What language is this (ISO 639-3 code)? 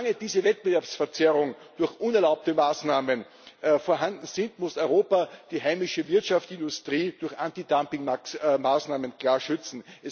deu